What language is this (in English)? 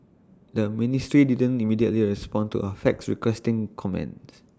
English